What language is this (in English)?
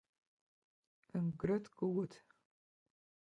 Western Frisian